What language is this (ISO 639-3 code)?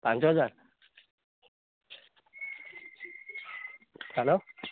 ori